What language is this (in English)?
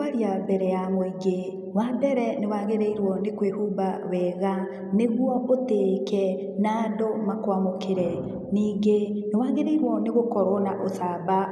Kikuyu